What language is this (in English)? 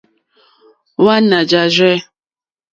Mokpwe